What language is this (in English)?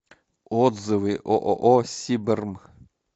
Russian